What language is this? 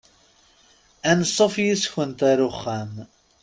Kabyle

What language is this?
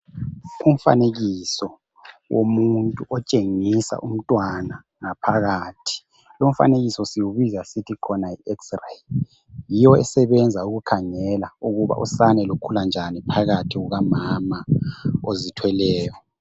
North Ndebele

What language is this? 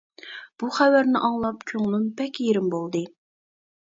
Uyghur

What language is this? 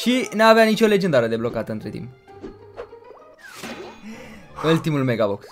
Romanian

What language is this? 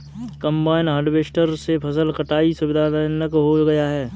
Hindi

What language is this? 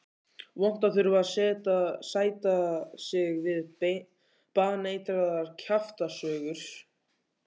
Icelandic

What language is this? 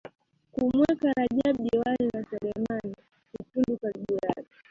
Swahili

